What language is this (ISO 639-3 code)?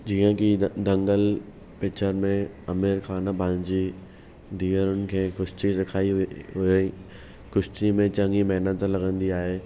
snd